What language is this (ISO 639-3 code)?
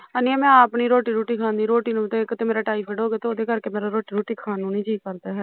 pan